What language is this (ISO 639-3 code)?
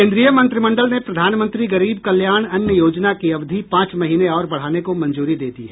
hin